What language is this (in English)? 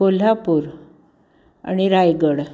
Marathi